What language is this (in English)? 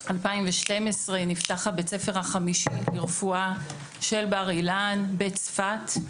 Hebrew